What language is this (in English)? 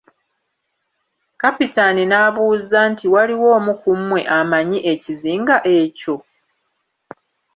Ganda